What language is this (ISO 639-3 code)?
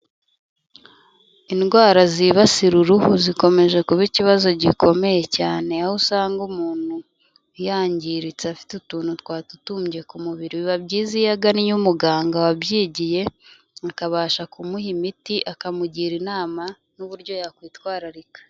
kin